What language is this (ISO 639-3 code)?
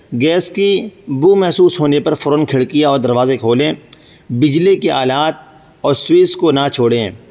urd